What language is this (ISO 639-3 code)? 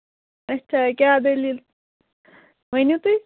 kas